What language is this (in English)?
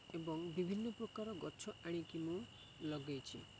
Odia